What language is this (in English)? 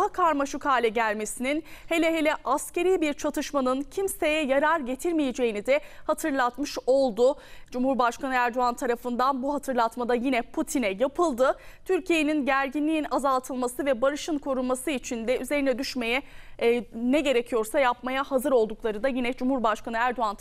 Turkish